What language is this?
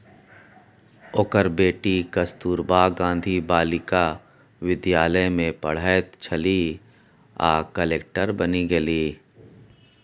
Maithili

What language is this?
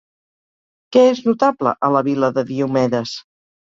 Catalan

